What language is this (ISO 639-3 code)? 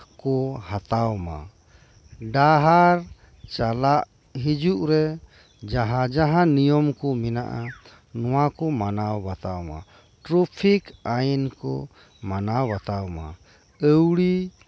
sat